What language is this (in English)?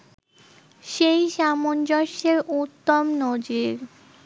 Bangla